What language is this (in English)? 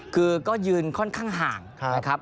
Thai